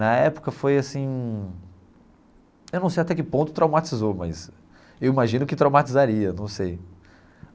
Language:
Portuguese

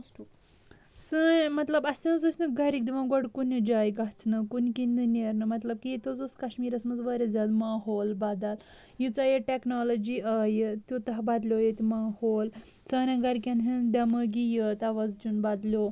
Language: Kashmiri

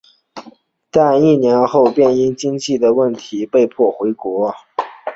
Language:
Chinese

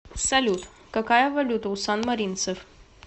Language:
Russian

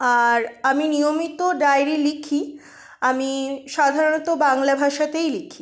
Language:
Bangla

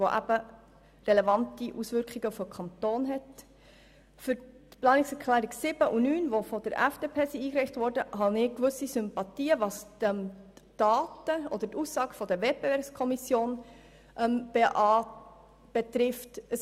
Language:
Swiss German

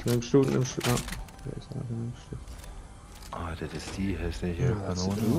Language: German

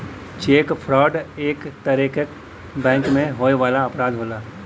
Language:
Bhojpuri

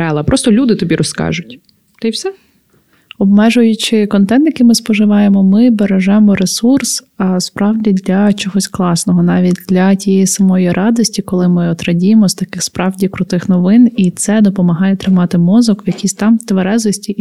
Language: Ukrainian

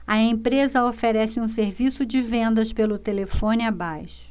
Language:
Portuguese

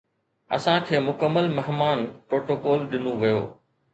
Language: Sindhi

